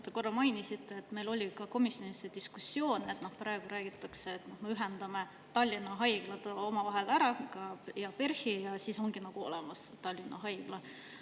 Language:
Estonian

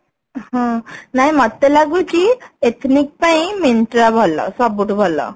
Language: Odia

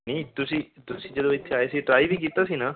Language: Punjabi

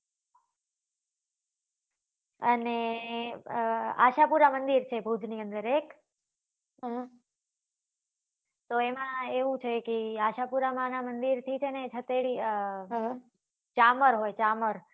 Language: Gujarati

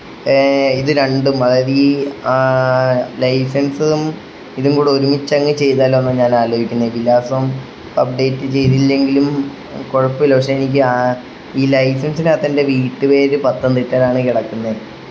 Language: Malayalam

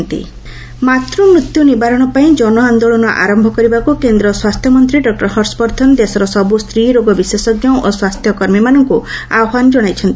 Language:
Odia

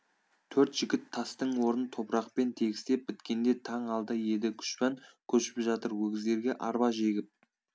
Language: Kazakh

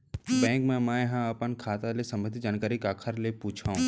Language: Chhattisgarhi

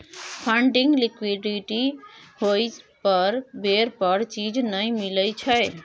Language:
Maithili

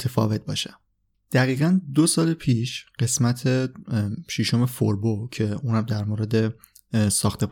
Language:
Persian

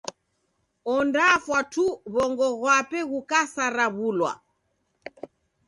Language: Taita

